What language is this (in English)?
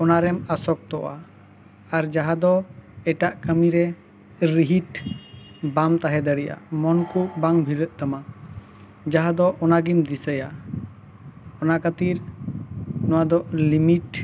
Santali